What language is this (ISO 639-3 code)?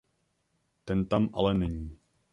ces